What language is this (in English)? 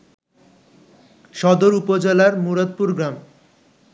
Bangla